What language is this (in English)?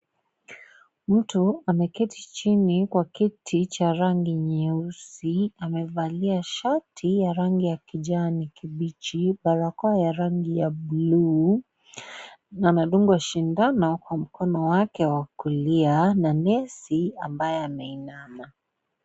Swahili